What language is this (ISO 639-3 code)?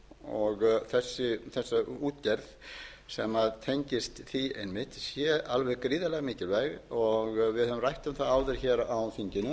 isl